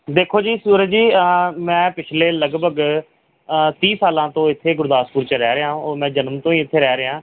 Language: Punjabi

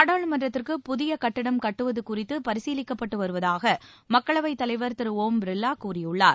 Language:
Tamil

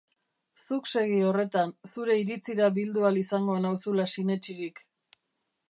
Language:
Basque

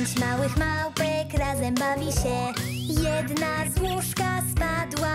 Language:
Polish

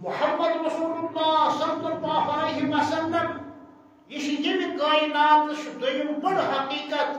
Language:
Arabic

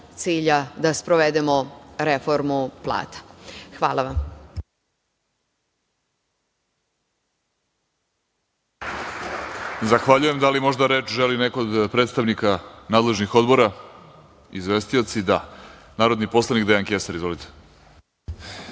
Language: Serbian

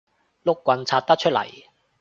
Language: Cantonese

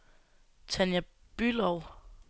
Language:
Danish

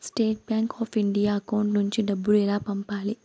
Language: Telugu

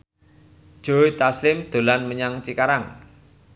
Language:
Javanese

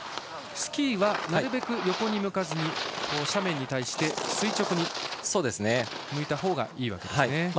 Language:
Japanese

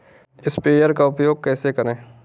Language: Hindi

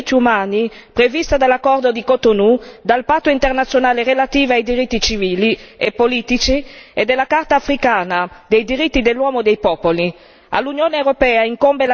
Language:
Italian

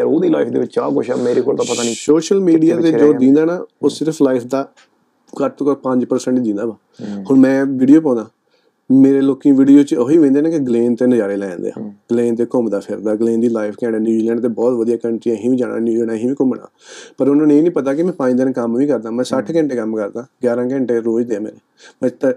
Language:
Punjabi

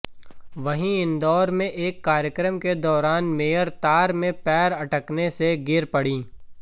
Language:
Hindi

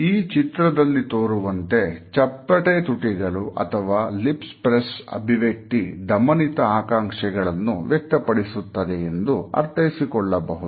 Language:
Kannada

